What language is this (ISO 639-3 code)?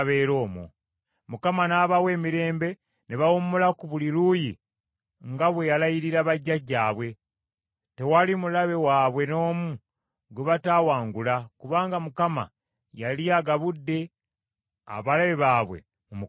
lug